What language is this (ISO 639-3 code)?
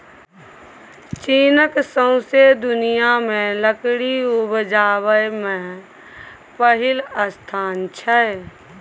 mai